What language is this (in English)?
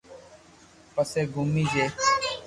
Loarki